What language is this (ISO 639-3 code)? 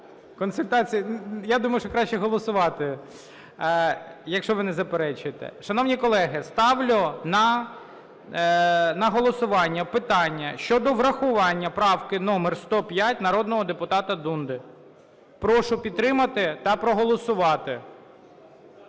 ukr